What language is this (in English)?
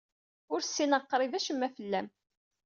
Kabyle